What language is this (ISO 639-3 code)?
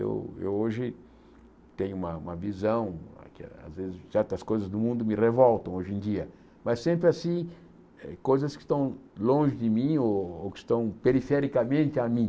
por